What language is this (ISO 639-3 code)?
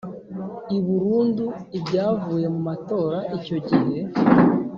kin